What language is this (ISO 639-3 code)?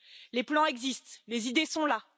fra